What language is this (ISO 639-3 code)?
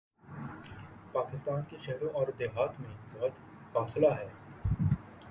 urd